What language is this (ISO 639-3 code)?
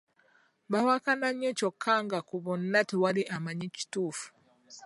lug